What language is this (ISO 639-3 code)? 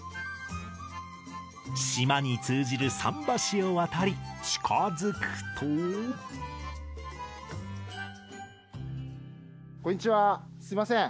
jpn